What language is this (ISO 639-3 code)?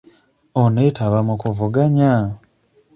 lug